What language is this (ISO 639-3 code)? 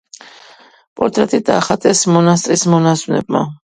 kat